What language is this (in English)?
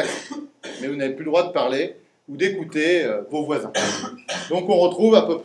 French